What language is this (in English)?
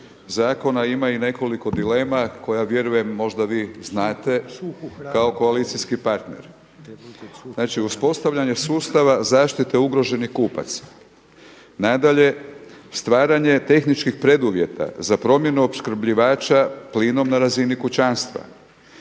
Croatian